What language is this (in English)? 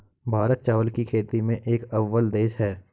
Hindi